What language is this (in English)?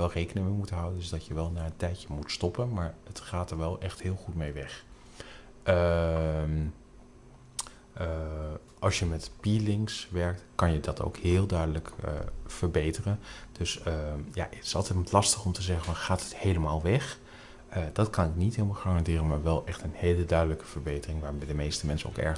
Dutch